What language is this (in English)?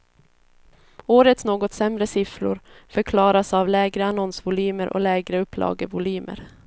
Swedish